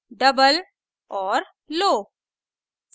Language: Hindi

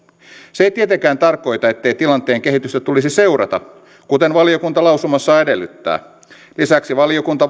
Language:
Finnish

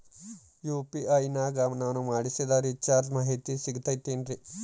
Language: Kannada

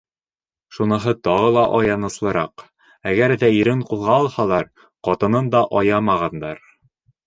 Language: Bashkir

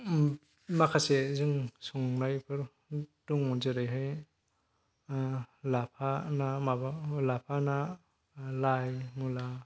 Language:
Bodo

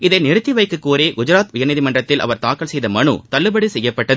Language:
Tamil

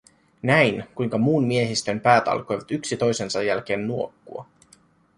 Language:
Finnish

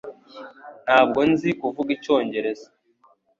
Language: Kinyarwanda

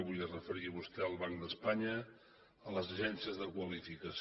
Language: Catalan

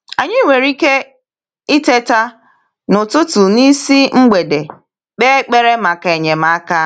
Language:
Igbo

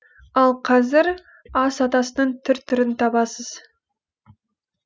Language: Kazakh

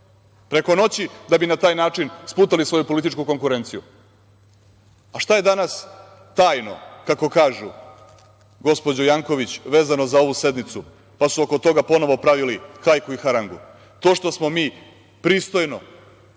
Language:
Serbian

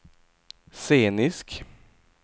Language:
Swedish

